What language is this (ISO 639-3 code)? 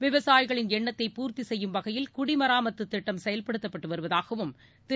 tam